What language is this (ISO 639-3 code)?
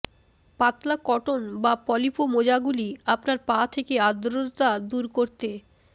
ben